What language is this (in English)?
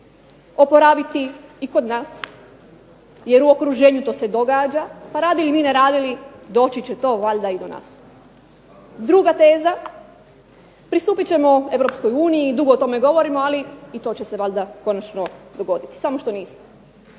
Croatian